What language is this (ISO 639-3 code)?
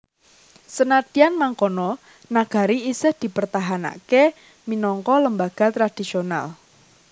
jav